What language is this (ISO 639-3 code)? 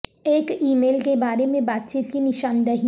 urd